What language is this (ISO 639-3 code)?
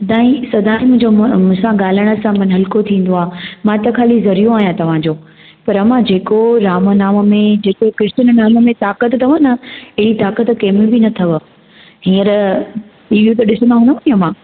snd